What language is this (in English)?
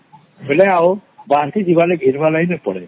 Odia